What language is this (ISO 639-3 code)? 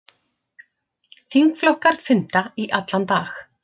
isl